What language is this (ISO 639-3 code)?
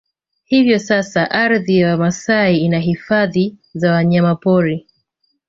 swa